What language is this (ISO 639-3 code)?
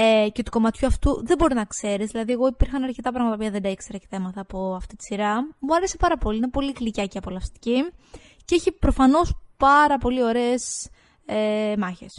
ell